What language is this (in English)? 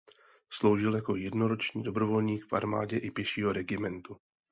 Czech